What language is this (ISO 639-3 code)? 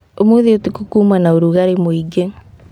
kik